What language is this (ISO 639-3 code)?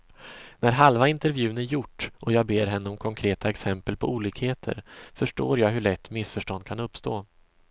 swe